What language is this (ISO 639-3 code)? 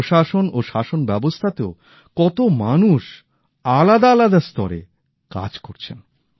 ben